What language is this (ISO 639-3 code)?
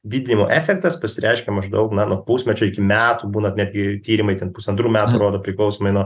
lit